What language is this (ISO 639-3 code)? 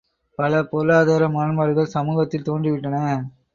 tam